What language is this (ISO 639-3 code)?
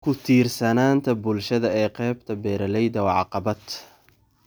som